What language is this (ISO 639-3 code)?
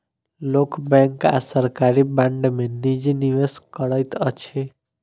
mai